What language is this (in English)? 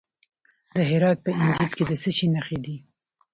Pashto